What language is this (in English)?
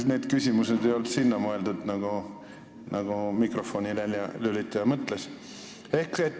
Estonian